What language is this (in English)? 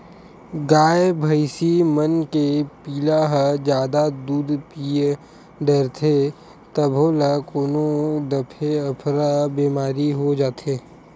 Chhattisgarhi